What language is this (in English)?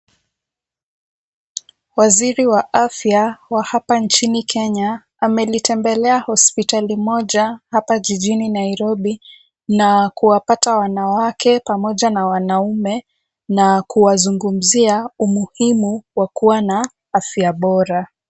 Swahili